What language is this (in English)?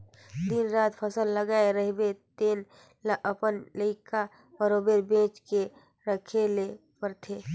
Chhattisgarhi